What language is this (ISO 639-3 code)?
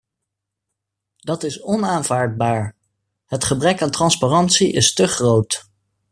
nld